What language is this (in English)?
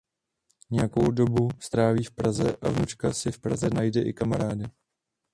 Czech